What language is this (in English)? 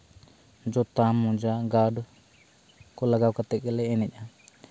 Santali